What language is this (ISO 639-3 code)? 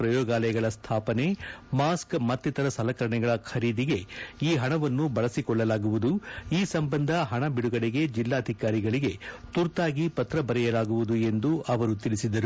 kan